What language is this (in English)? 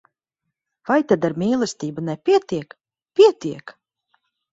Latvian